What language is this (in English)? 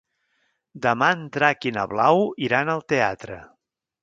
Catalan